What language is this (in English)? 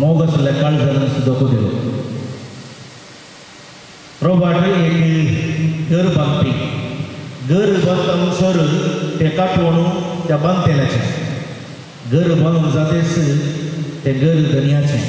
Romanian